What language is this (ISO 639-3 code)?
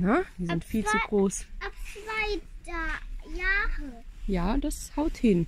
deu